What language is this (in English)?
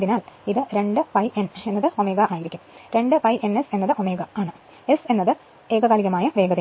Malayalam